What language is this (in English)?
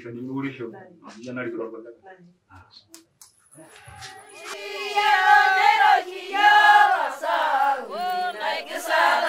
Indonesian